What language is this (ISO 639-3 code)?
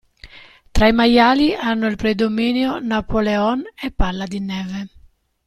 ita